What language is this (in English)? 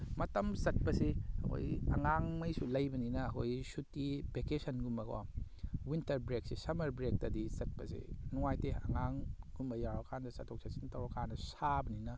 Manipuri